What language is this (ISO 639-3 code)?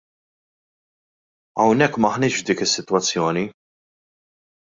mlt